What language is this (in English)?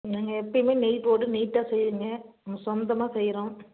Tamil